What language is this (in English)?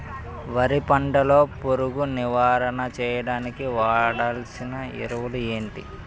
Telugu